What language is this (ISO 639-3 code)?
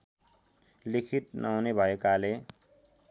nep